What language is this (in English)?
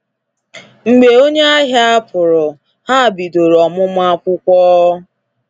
Igbo